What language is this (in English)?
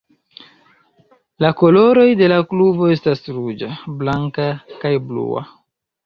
Esperanto